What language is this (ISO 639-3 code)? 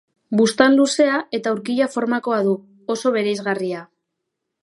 eus